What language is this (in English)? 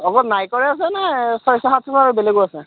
Assamese